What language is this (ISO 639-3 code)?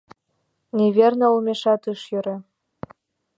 chm